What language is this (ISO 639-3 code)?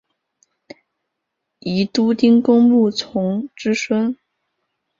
zho